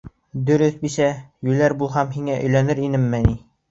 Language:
Bashkir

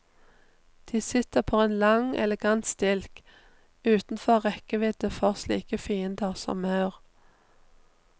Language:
Norwegian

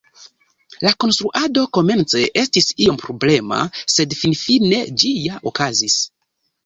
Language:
Esperanto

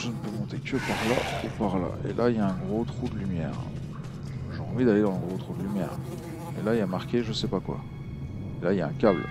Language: French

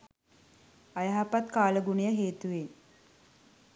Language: Sinhala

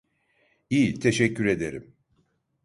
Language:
Turkish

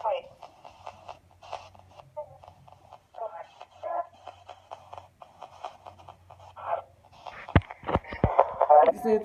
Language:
Spanish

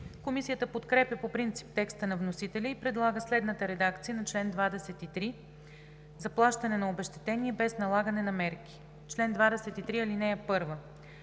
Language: Bulgarian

